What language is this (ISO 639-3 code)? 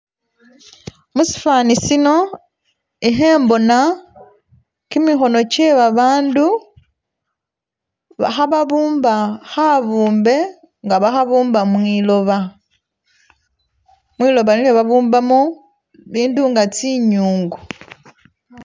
myx